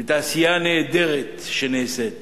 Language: Hebrew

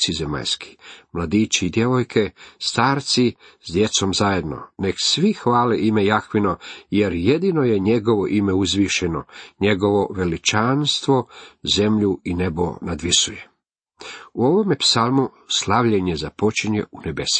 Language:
Croatian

